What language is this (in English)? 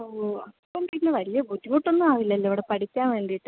Malayalam